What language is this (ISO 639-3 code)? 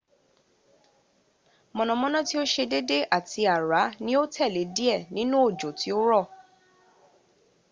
yor